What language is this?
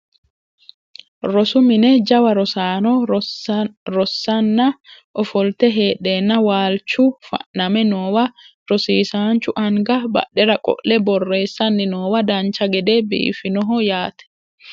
Sidamo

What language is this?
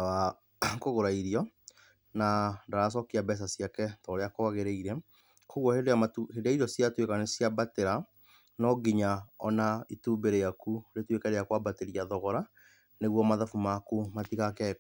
Kikuyu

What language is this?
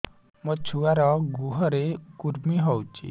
Odia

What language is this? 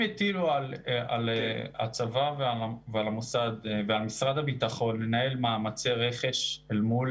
Hebrew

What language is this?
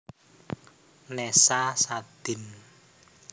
Javanese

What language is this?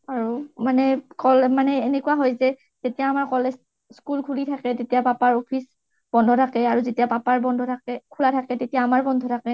Assamese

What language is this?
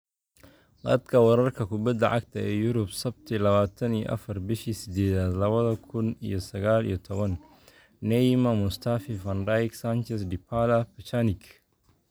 Somali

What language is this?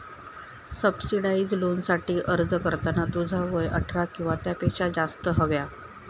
Marathi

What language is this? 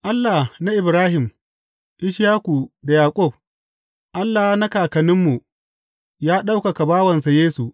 Hausa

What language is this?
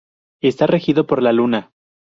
Spanish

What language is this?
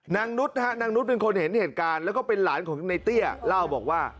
Thai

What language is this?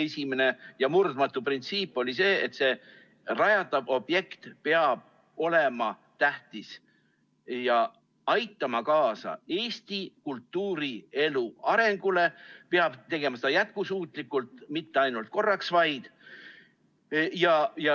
Estonian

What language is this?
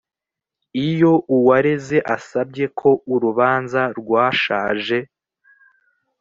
Kinyarwanda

